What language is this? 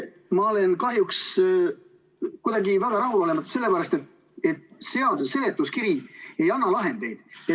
Estonian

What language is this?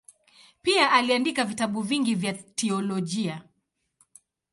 Swahili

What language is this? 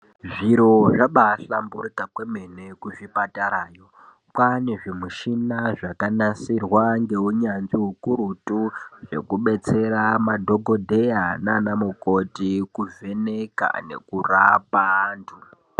Ndau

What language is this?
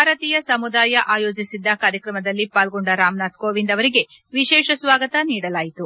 Kannada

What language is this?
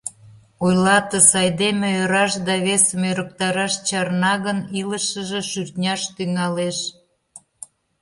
Mari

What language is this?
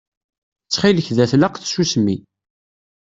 Kabyle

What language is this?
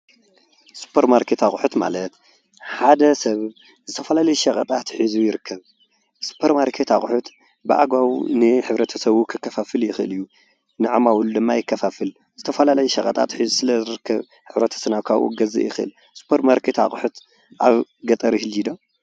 Tigrinya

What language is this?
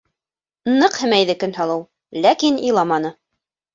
Bashkir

